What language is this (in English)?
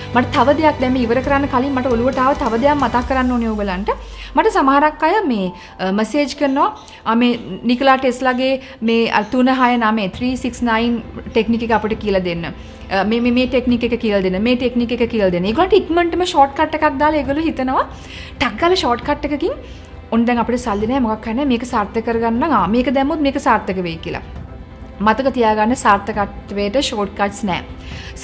Hindi